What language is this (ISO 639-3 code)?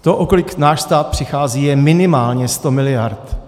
ces